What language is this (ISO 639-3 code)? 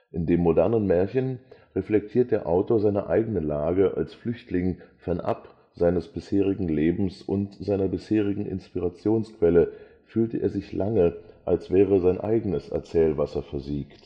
deu